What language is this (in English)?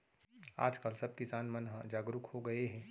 Chhattisgarhi